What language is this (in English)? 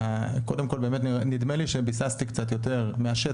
Hebrew